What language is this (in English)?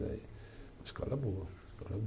Portuguese